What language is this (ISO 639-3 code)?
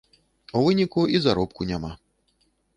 bel